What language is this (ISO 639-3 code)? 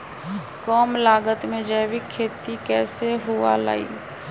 mag